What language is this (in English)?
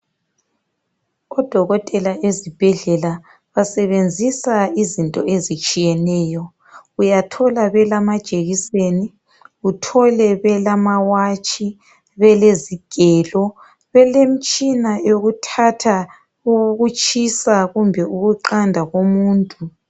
North Ndebele